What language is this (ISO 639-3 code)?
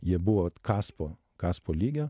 lit